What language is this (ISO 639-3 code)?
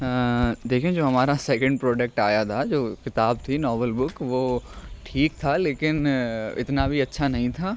urd